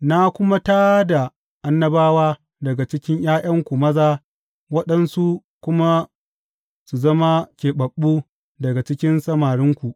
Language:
Hausa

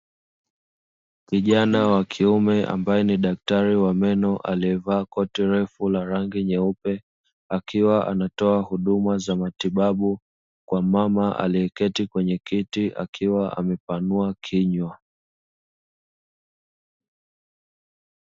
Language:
Swahili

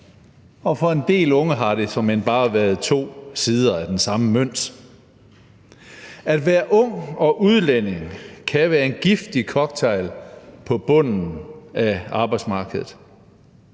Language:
Danish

